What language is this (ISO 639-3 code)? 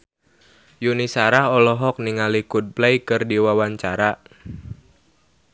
sun